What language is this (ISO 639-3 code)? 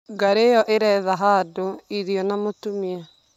kik